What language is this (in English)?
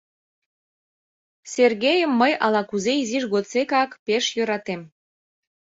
Mari